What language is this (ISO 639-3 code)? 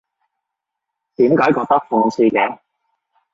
yue